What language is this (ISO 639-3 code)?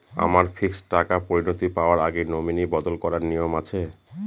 ben